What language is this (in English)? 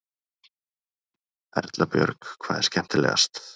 Icelandic